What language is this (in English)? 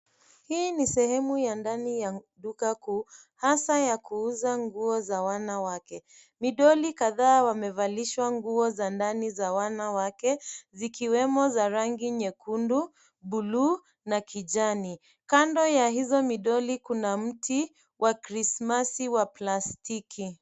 Swahili